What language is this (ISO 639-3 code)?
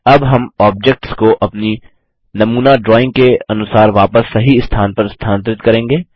hin